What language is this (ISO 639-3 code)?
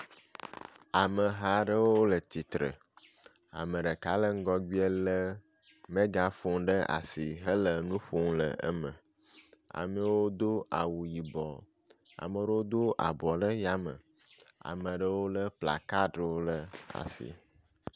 ewe